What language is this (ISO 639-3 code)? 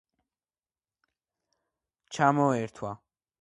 kat